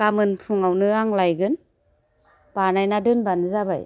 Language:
Bodo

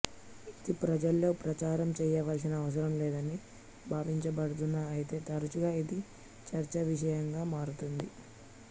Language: Telugu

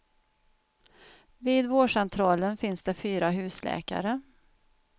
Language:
Swedish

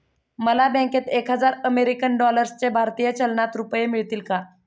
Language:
Marathi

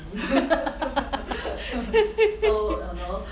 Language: English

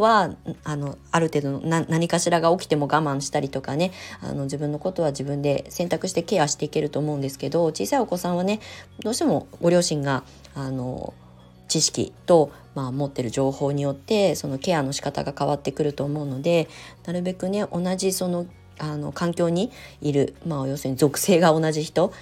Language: Japanese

